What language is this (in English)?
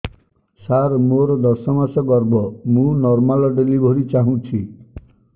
Odia